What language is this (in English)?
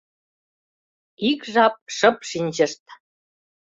Mari